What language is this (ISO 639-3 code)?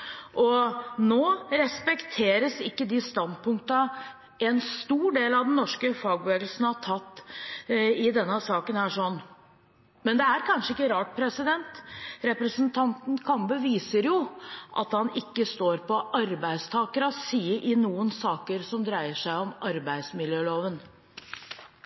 nob